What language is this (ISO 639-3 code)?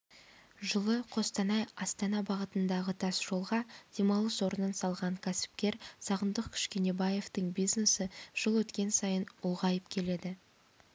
kaz